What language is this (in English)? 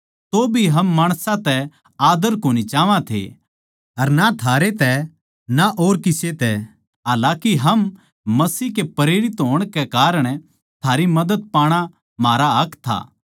Haryanvi